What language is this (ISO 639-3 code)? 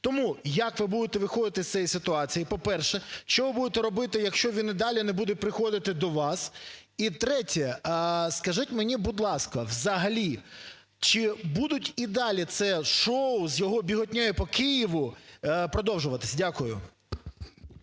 ukr